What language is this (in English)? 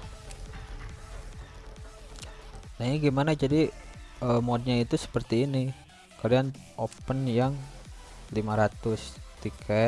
Indonesian